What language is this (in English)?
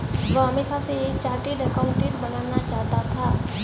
Hindi